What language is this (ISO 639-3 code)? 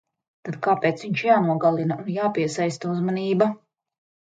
lav